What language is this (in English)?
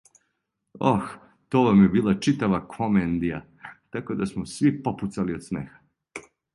Serbian